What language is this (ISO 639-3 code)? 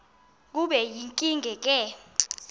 xho